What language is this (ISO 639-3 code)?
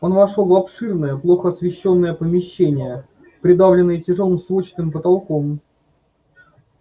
rus